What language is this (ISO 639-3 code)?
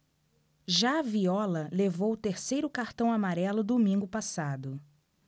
por